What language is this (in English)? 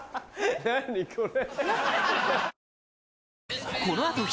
Japanese